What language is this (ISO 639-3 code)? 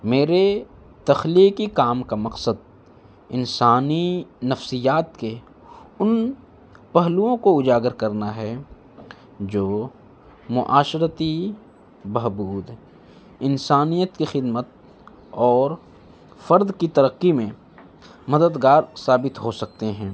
urd